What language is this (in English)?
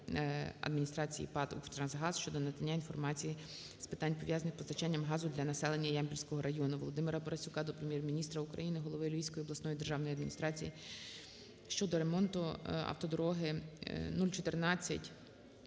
Ukrainian